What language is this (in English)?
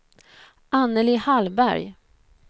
Swedish